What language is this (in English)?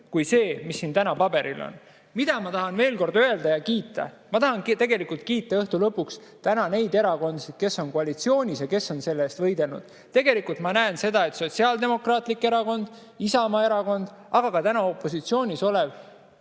Estonian